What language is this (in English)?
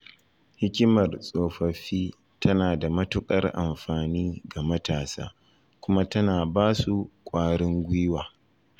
Hausa